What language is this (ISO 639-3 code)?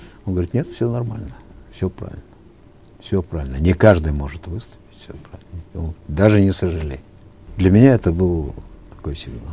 kaz